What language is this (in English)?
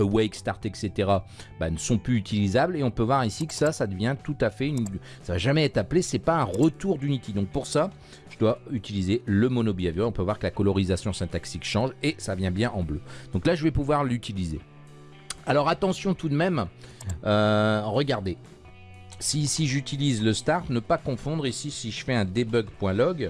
French